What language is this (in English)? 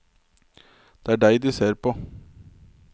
Norwegian